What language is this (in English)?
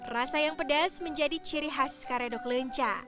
Indonesian